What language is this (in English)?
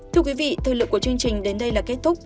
Vietnamese